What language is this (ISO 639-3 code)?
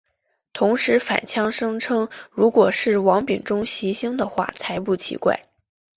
zho